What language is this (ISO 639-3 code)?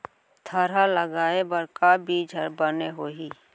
hne